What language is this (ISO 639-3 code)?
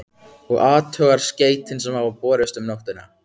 isl